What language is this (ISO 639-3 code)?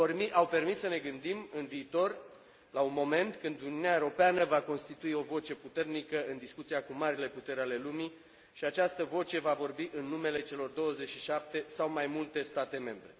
ron